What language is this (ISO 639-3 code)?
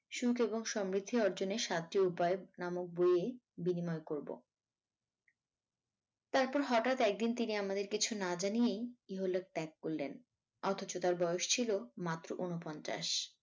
ben